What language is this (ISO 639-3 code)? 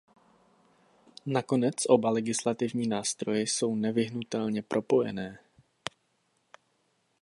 ces